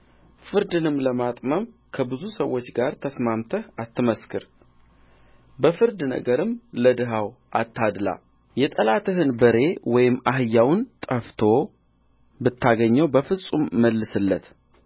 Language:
Amharic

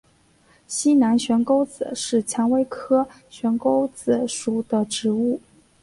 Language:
Chinese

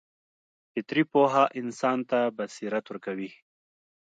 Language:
Pashto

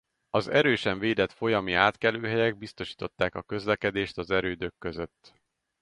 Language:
Hungarian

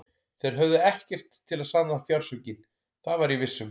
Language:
Icelandic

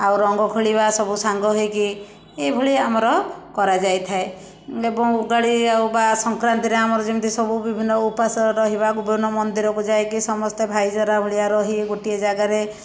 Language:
Odia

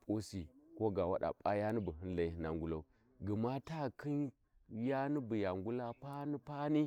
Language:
Warji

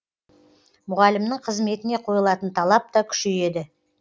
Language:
Kazakh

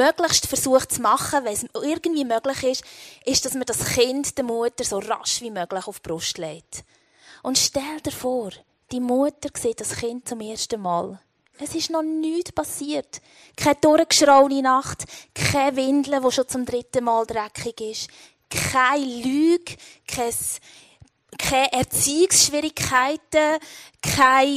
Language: German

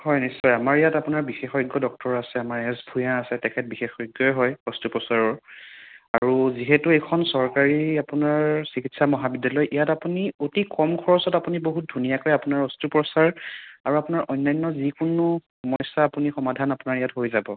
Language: Assamese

